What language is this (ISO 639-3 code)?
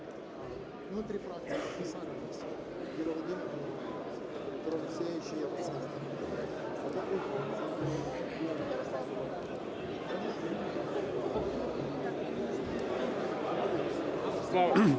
ukr